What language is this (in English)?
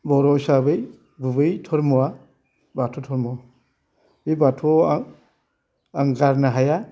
Bodo